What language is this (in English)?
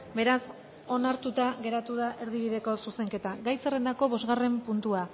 Basque